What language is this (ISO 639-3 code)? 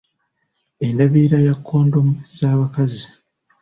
lug